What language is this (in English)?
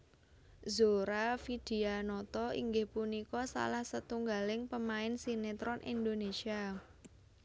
Javanese